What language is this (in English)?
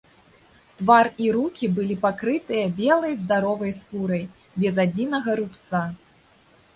Belarusian